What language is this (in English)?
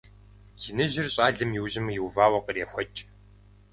Kabardian